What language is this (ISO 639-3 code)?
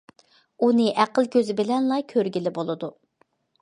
uig